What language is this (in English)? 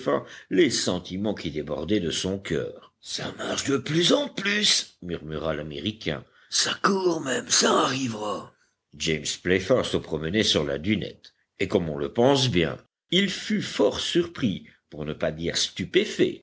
French